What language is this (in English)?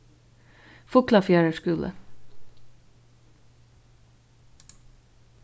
Faroese